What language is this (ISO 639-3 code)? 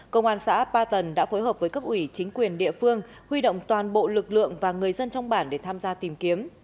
vie